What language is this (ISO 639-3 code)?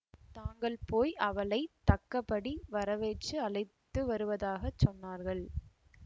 tam